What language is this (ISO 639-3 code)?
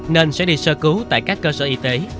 vie